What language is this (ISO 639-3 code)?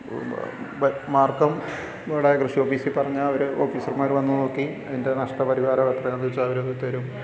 mal